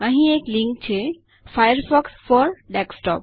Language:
Gujarati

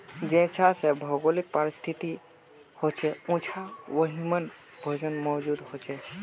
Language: Magahi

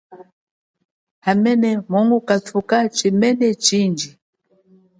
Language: Chokwe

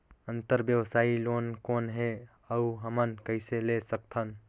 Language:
Chhattisgarhi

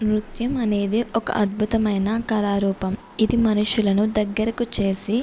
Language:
Telugu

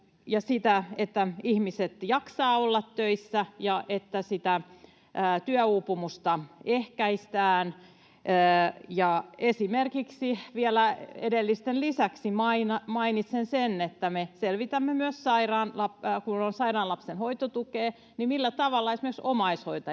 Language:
Finnish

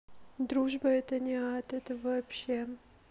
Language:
Russian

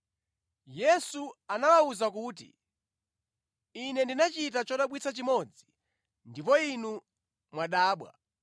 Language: Nyanja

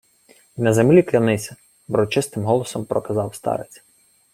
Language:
Ukrainian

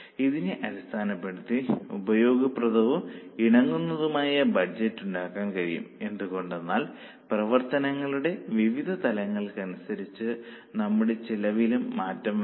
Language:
Malayalam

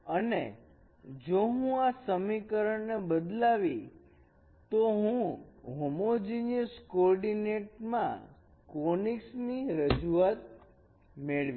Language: Gujarati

